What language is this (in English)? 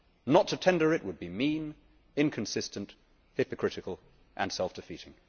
English